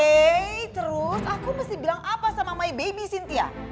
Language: Indonesian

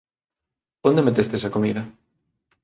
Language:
Galician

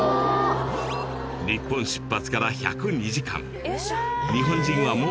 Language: Japanese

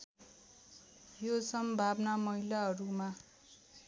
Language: Nepali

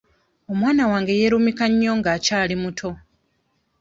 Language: Ganda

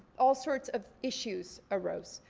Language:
English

